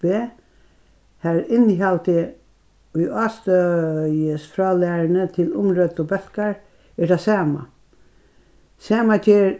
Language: Faroese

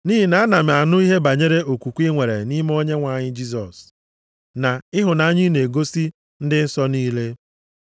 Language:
Igbo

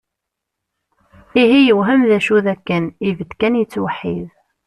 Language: Kabyle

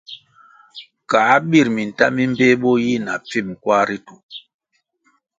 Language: Kwasio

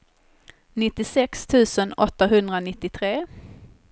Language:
Swedish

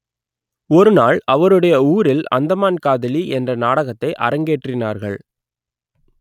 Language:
Tamil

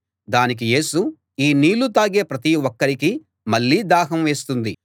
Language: Telugu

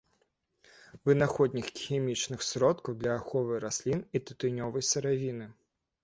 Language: Belarusian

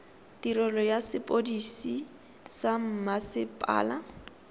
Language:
Tswana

